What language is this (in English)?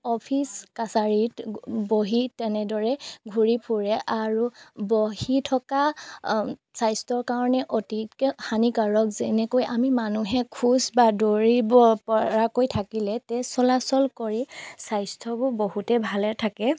Assamese